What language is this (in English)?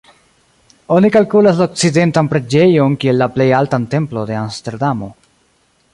Esperanto